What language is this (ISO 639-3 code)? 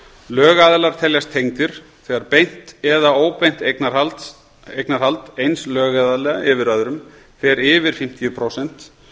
isl